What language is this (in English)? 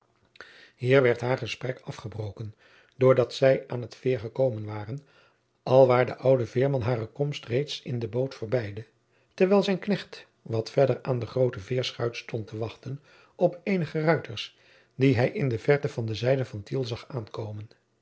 Dutch